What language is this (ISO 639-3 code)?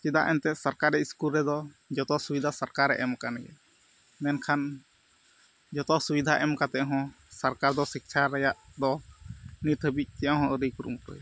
sat